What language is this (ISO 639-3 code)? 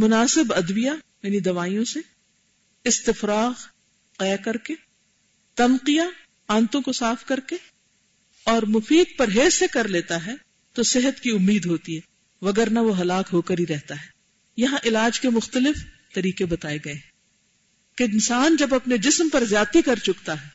urd